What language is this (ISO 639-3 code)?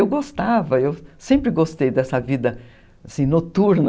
por